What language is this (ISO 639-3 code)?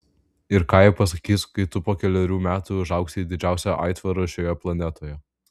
lit